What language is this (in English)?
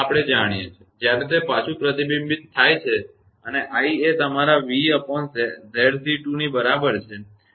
Gujarati